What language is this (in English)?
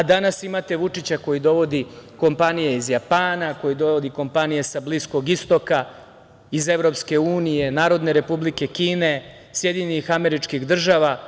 Serbian